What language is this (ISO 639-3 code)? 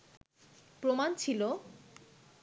ben